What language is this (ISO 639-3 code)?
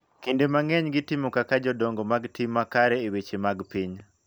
luo